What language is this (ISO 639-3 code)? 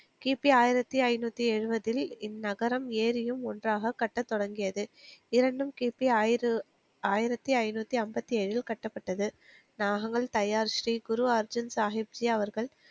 tam